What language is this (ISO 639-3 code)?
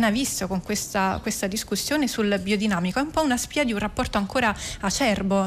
ita